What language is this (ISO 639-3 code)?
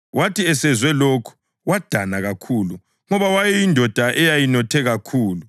nde